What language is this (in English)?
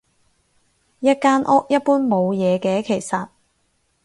Cantonese